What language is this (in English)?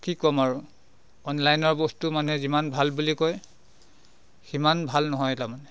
Assamese